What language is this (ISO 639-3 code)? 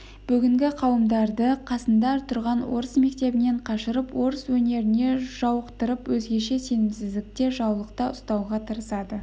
kaz